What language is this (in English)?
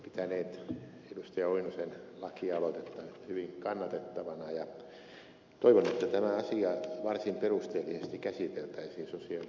Finnish